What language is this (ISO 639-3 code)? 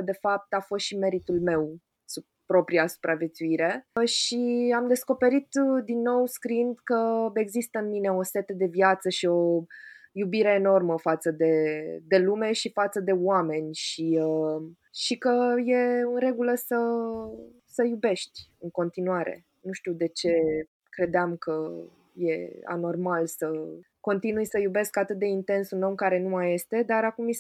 ron